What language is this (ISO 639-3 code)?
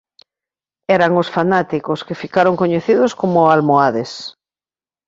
glg